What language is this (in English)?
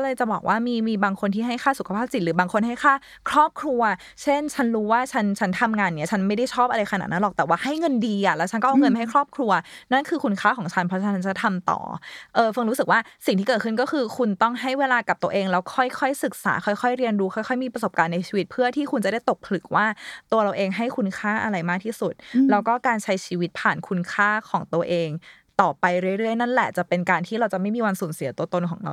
Thai